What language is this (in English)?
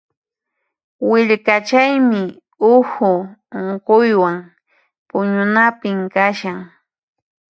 Puno Quechua